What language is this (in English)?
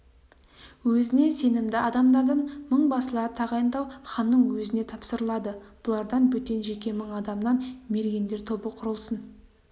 Kazakh